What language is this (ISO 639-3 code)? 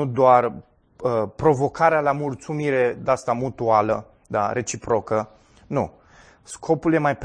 ron